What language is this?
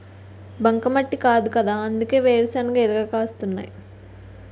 Telugu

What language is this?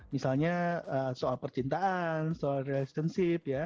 Indonesian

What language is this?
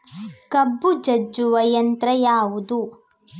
Kannada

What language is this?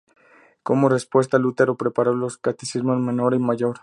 Spanish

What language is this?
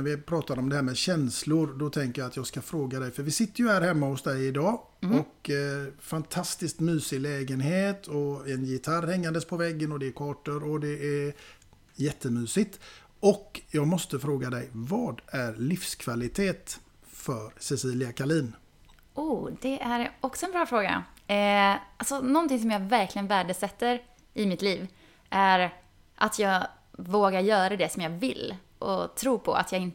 Swedish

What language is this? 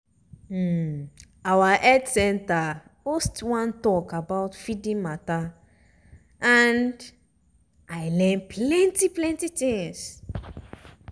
Nigerian Pidgin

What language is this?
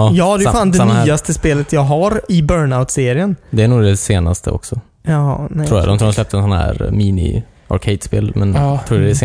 Swedish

